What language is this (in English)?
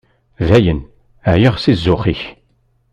Kabyle